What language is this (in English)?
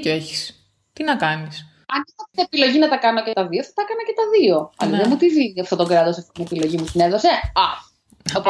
Greek